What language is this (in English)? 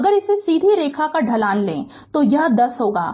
Hindi